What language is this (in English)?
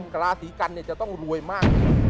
Thai